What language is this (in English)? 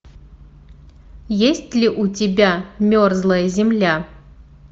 Russian